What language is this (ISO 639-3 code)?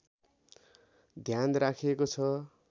nep